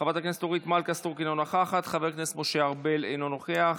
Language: Hebrew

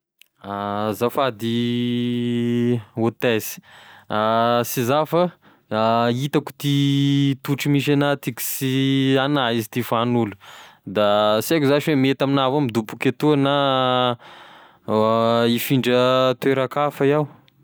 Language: Tesaka Malagasy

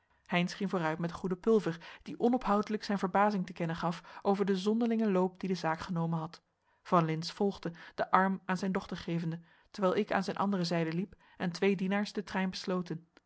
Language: Dutch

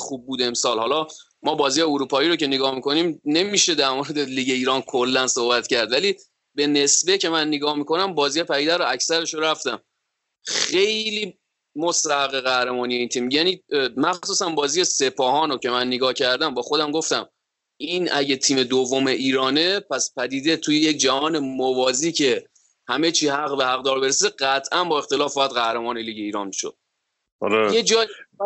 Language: Persian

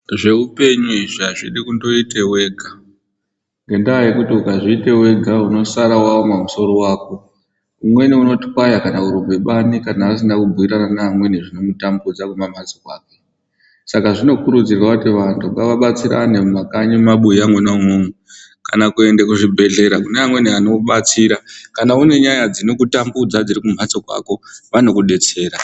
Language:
Ndau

